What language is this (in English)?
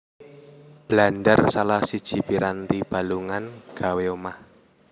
Javanese